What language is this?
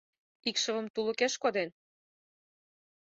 Mari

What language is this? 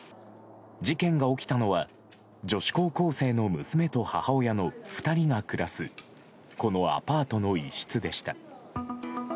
Japanese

